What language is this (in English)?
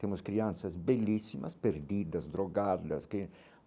Portuguese